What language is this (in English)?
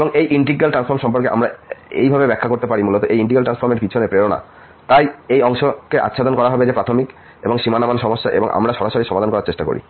Bangla